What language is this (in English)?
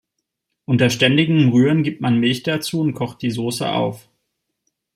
German